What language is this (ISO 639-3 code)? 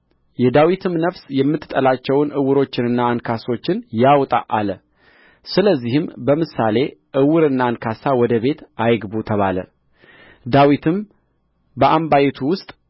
amh